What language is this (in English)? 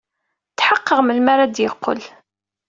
Kabyle